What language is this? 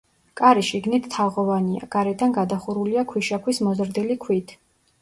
Georgian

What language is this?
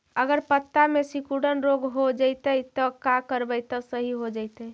Magahi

